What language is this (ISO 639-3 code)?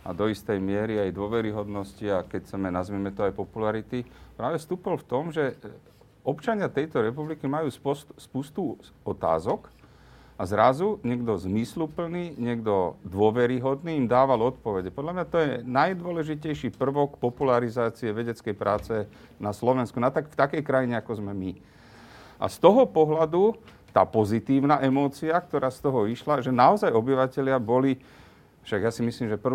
slk